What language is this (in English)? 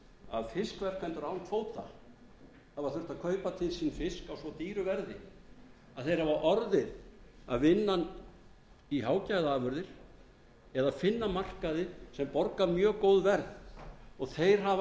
Icelandic